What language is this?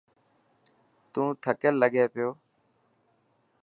Dhatki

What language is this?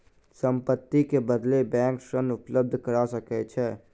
Maithili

